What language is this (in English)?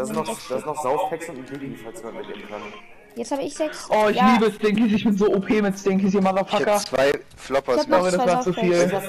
German